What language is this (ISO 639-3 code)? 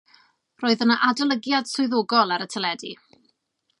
cym